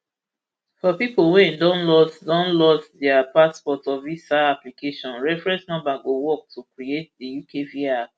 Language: Nigerian Pidgin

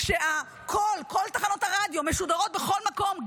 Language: Hebrew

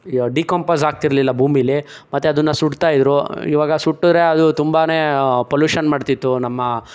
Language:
Kannada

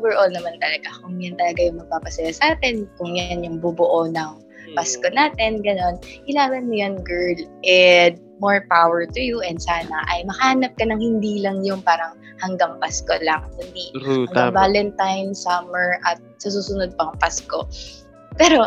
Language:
Filipino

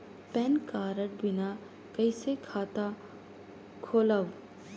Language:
Chhattisgarhi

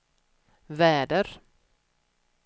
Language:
Swedish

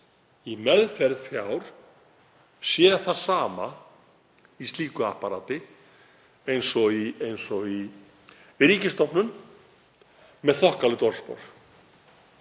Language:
Icelandic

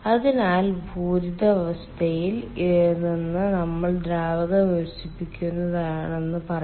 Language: Malayalam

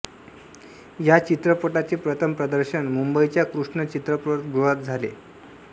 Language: Marathi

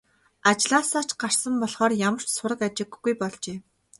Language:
Mongolian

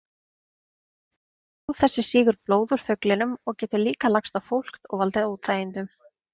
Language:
Icelandic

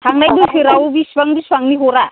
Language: Bodo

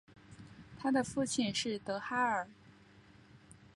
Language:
Chinese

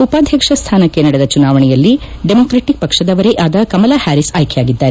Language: Kannada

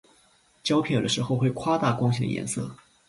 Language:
Chinese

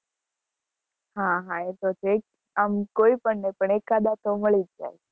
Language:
Gujarati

